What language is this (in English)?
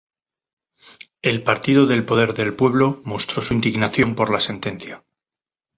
Spanish